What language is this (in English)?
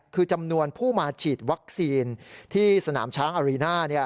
Thai